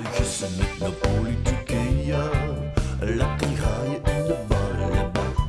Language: Dutch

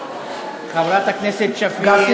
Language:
Hebrew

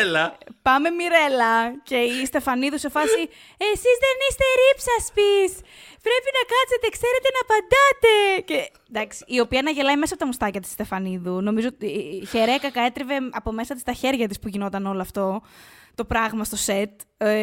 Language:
Greek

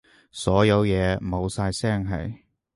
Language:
Cantonese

